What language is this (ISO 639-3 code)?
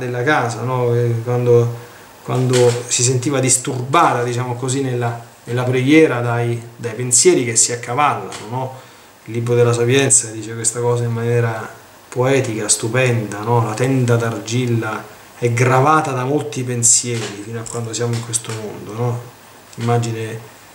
ita